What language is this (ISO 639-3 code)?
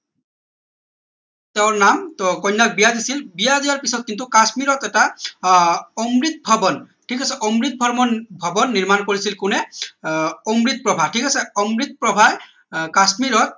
asm